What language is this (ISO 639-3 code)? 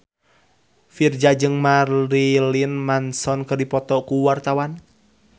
sun